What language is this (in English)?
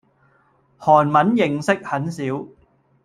Cantonese